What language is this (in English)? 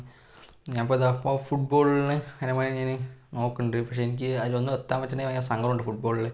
Malayalam